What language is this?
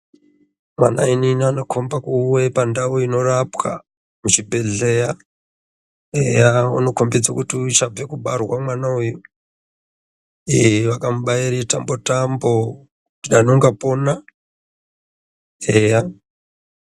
Ndau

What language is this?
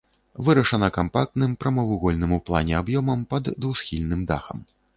Belarusian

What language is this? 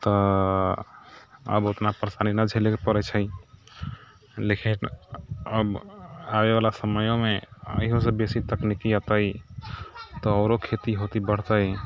Maithili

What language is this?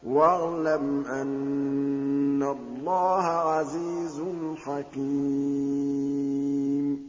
Arabic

